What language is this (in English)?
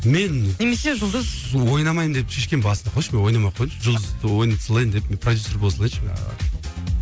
Kazakh